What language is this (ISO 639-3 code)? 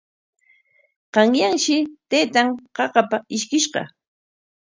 qwa